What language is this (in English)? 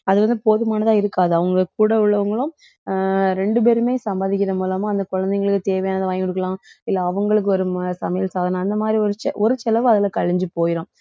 Tamil